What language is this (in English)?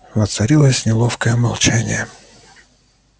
Russian